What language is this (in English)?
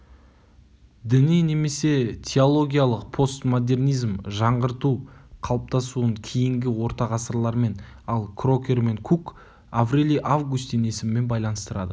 Kazakh